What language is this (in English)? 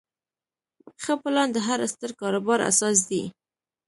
Pashto